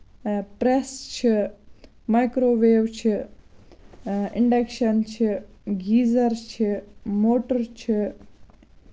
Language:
Kashmiri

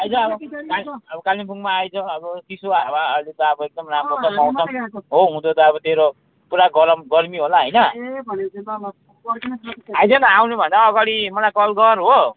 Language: Nepali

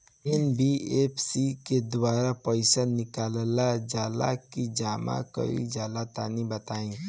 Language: Bhojpuri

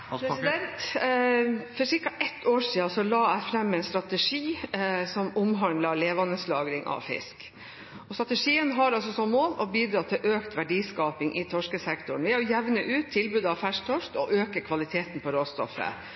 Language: Norwegian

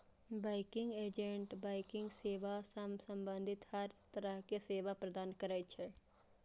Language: Maithili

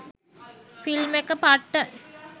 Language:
Sinhala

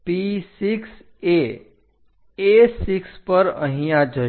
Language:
Gujarati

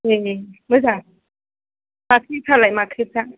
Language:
Bodo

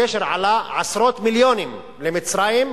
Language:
Hebrew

